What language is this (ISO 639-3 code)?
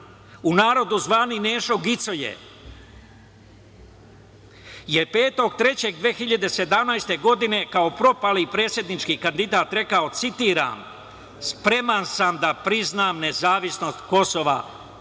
srp